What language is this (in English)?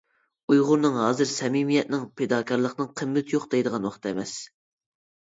Uyghur